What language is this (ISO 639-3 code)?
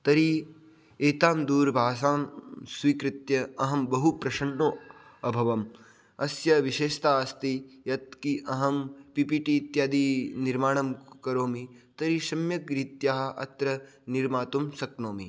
san